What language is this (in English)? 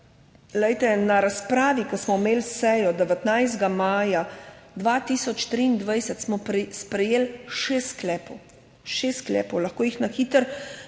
Slovenian